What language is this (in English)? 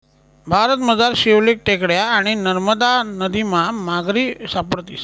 Marathi